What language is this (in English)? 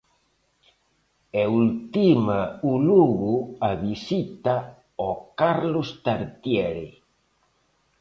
Galician